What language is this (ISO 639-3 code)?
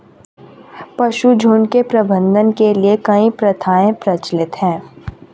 hin